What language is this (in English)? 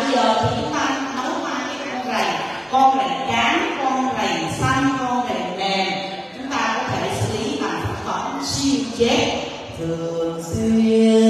Vietnamese